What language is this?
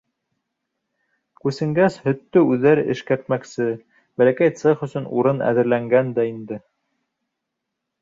Bashkir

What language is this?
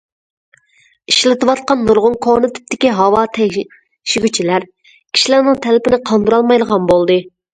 Uyghur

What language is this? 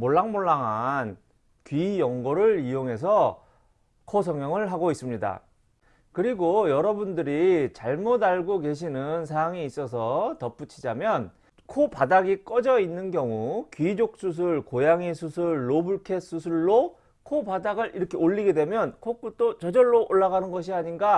Korean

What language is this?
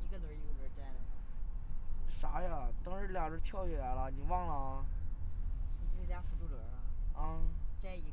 Chinese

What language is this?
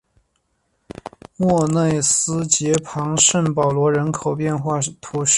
Chinese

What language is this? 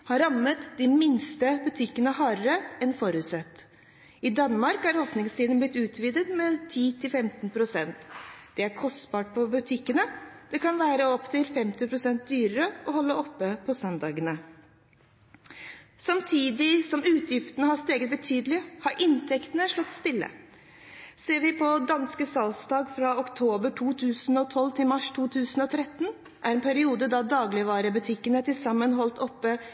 Norwegian Bokmål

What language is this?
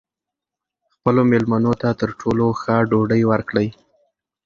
Pashto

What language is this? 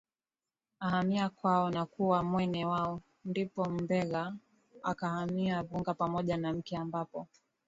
Swahili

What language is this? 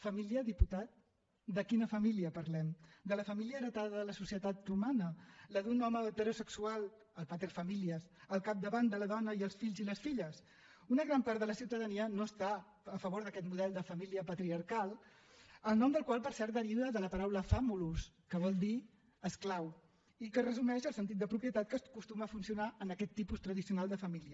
Catalan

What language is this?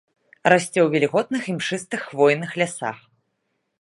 Belarusian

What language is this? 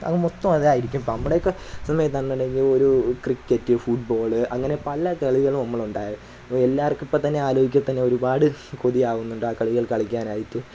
Malayalam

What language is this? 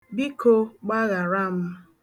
Igbo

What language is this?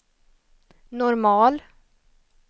Swedish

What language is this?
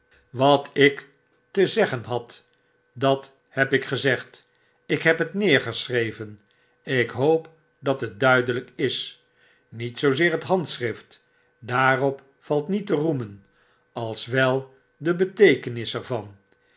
Dutch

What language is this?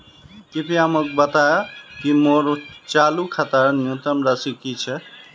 Magahi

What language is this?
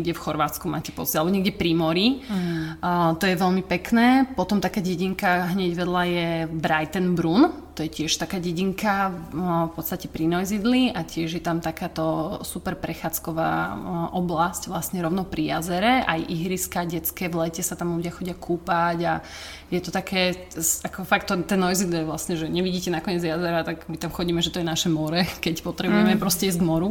Slovak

